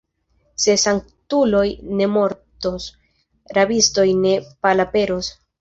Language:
Esperanto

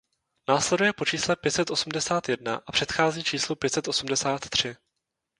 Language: Czech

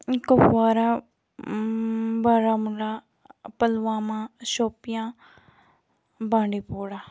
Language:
Kashmiri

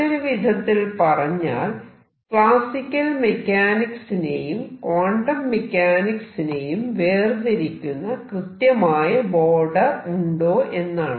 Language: Malayalam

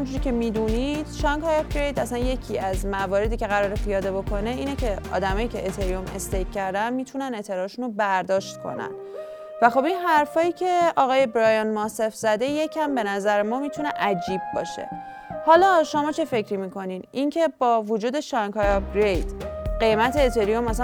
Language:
Persian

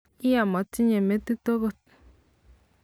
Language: Kalenjin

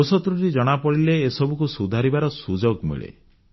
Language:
Odia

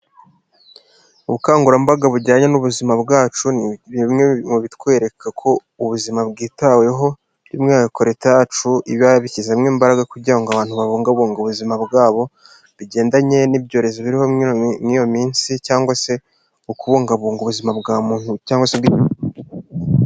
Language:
Kinyarwanda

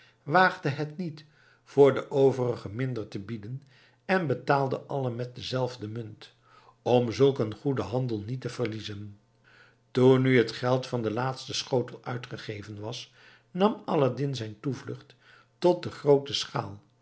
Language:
Dutch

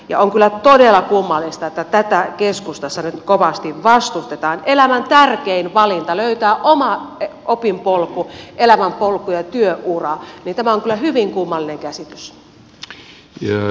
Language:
Finnish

